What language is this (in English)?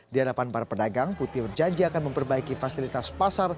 Indonesian